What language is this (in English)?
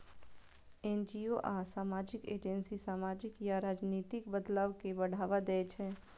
Maithili